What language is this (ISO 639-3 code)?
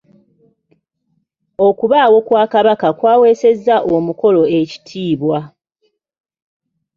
lug